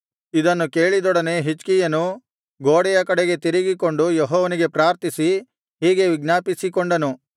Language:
Kannada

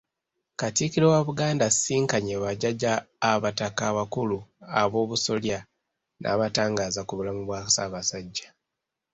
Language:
Ganda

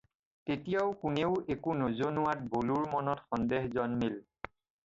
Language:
Assamese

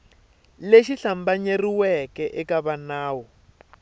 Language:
Tsonga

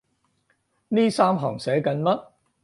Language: Cantonese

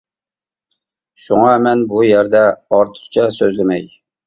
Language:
Uyghur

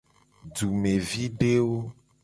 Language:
Gen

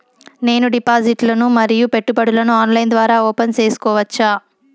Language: Telugu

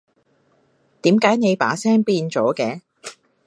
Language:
Cantonese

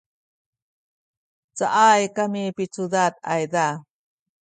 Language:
Sakizaya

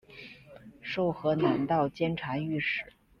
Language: Chinese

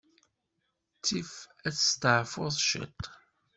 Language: Kabyle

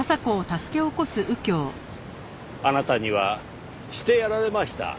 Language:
Japanese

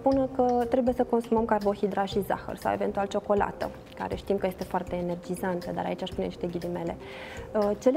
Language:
Romanian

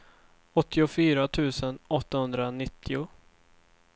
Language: Swedish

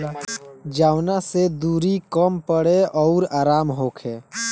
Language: Bhojpuri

